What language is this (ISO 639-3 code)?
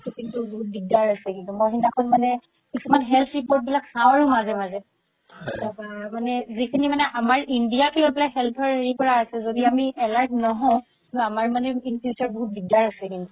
asm